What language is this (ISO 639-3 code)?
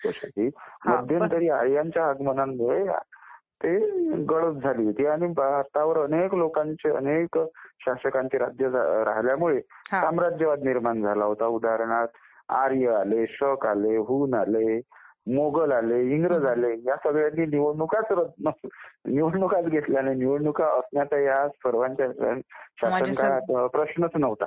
mar